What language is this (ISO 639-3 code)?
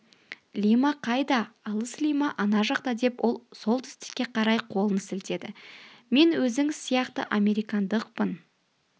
kaz